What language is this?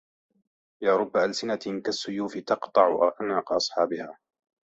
Arabic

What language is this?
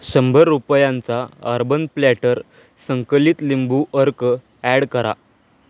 Marathi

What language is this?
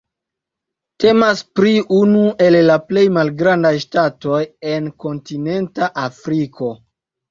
Esperanto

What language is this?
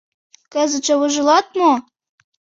Mari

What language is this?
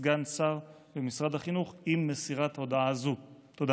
Hebrew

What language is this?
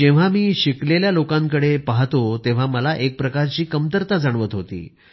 Marathi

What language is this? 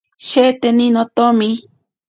Ashéninka Perené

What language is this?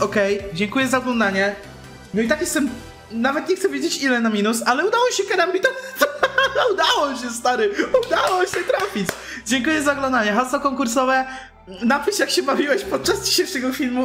Polish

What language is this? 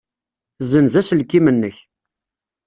Kabyle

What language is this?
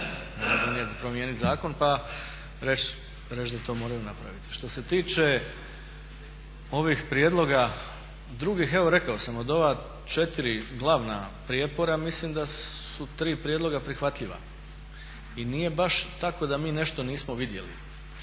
Croatian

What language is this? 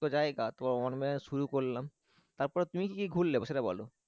Bangla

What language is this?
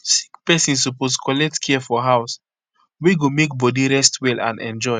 Nigerian Pidgin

